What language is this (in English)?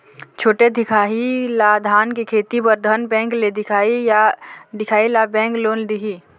Chhattisgarhi